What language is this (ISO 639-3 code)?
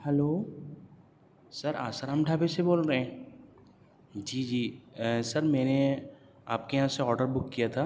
urd